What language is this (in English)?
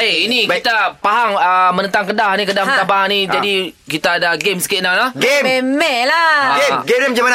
Malay